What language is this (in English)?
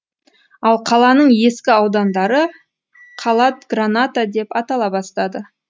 Kazakh